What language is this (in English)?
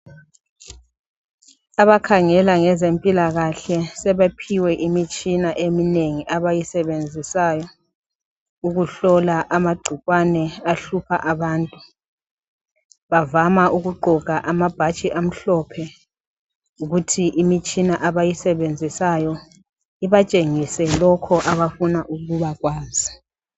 North Ndebele